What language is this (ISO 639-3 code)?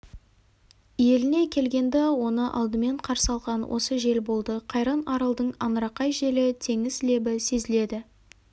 kaz